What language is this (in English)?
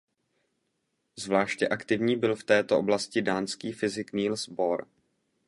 Czech